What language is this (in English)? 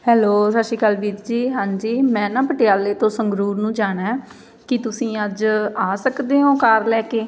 Punjabi